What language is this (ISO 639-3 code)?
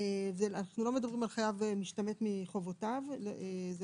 heb